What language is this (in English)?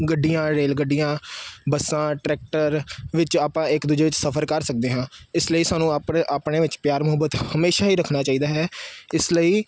Punjabi